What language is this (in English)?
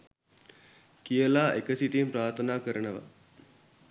Sinhala